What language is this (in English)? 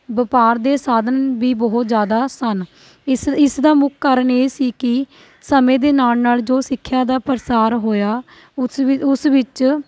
Punjabi